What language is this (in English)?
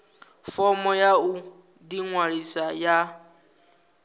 Venda